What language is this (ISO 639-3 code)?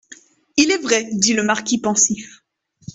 fra